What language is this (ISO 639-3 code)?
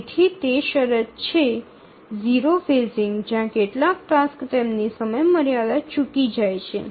guj